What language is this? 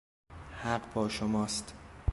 Persian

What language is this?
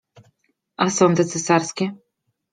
Polish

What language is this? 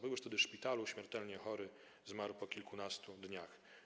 Polish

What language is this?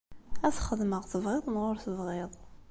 Kabyle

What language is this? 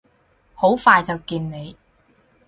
Cantonese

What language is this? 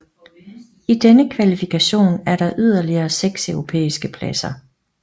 Danish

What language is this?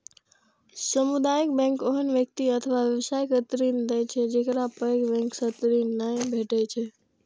Maithili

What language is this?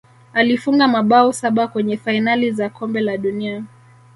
Swahili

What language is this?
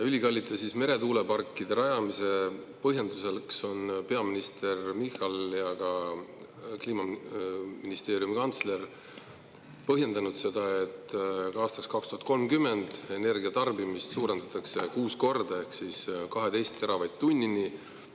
Estonian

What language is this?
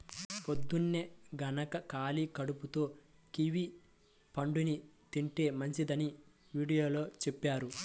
Telugu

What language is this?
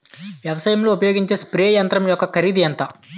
Telugu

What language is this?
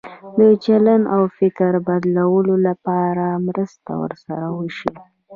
Pashto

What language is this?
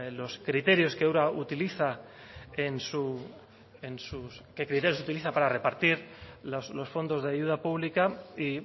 Spanish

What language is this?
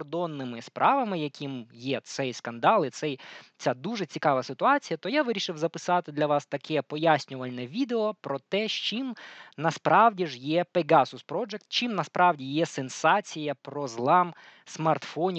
Ukrainian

